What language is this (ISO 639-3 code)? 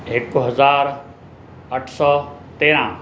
snd